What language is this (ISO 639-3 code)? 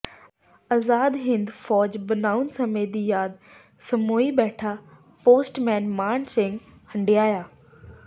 pan